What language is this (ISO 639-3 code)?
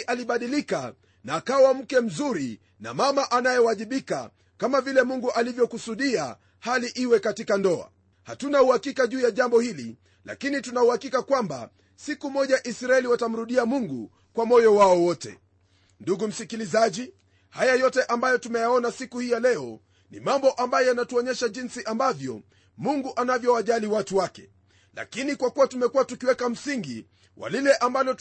swa